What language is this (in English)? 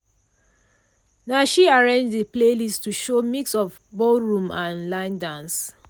Nigerian Pidgin